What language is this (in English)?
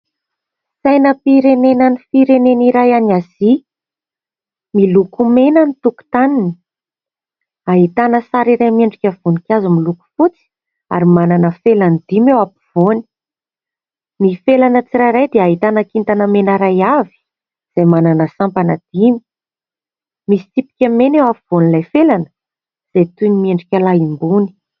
Malagasy